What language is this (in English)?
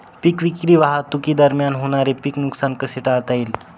Marathi